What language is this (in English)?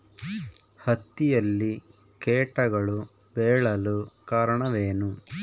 Kannada